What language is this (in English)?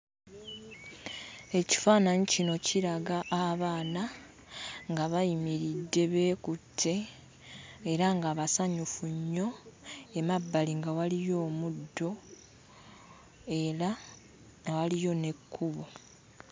Ganda